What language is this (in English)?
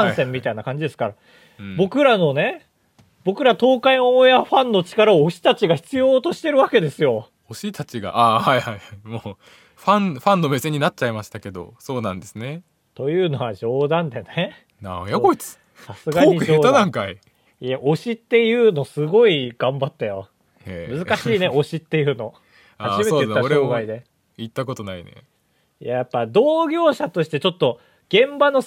Japanese